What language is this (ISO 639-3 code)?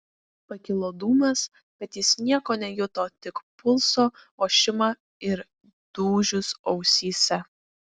lit